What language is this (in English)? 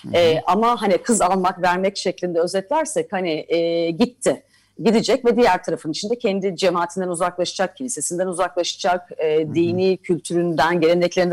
Turkish